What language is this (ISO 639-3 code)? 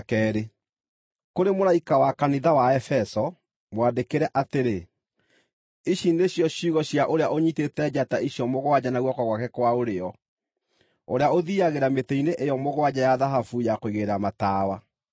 kik